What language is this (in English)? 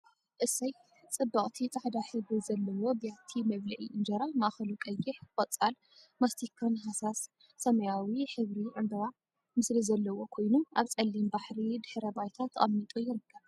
Tigrinya